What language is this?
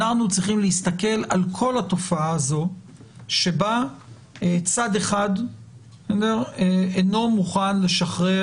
Hebrew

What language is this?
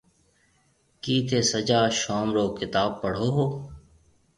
Marwari (Pakistan)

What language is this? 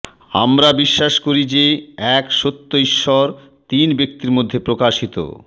Bangla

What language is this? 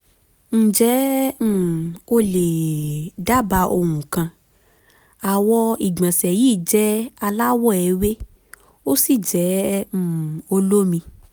Yoruba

